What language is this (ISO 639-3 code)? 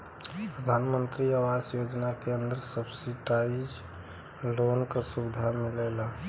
bho